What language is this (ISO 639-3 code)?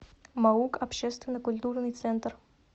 rus